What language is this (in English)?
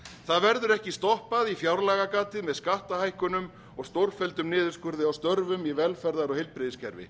Icelandic